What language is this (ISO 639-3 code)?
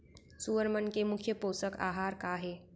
hne